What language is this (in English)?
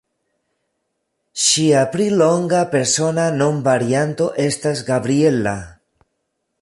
Esperanto